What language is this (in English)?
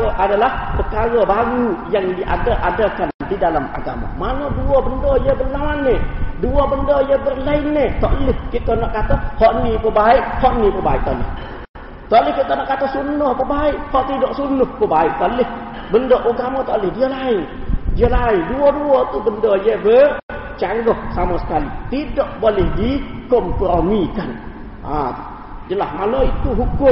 Malay